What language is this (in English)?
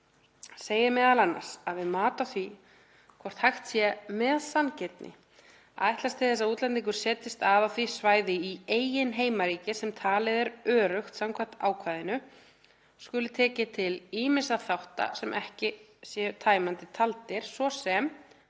Icelandic